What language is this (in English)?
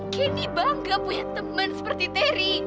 Indonesian